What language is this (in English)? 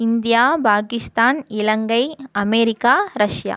Tamil